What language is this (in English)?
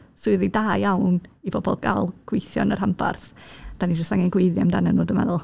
Welsh